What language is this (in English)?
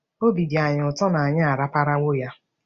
Igbo